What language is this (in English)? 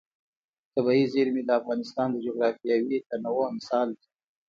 Pashto